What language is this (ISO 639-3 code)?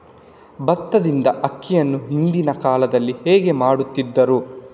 kan